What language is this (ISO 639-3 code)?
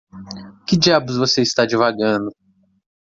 por